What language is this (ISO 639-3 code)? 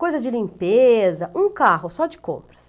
por